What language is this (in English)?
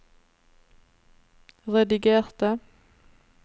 Norwegian